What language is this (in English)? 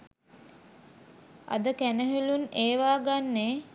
Sinhala